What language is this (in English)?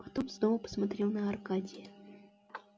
Russian